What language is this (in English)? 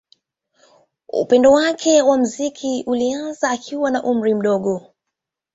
Swahili